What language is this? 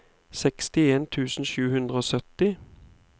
Norwegian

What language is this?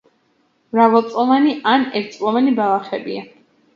Georgian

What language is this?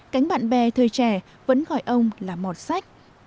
Vietnamese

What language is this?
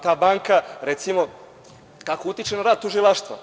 Serbian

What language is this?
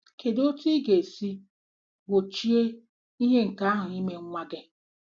Igbo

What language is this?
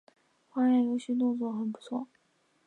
Chinese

